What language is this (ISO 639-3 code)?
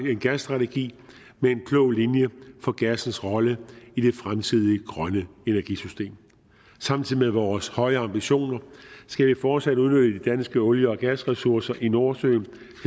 dan